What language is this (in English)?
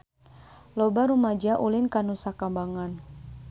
Sundanese